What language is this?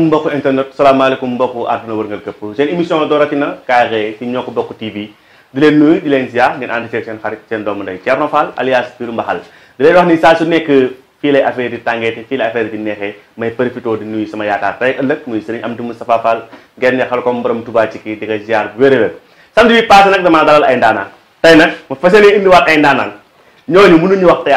Romanian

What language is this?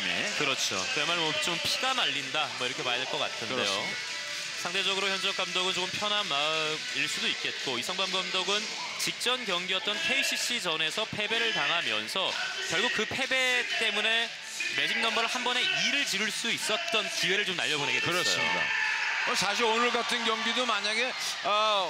Korean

